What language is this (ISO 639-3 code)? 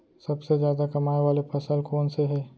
hne